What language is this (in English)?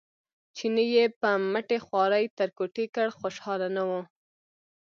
Pashto